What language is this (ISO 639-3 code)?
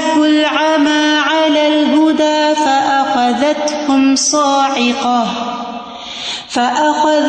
urd